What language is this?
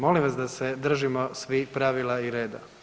Croatian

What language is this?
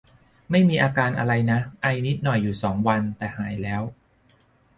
Thai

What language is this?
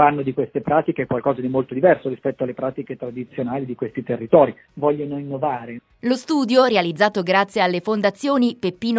Italian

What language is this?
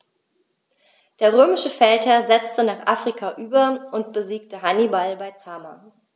German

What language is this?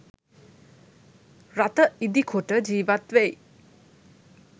Sinhala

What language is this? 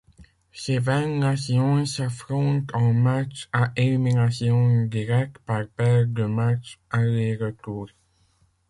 French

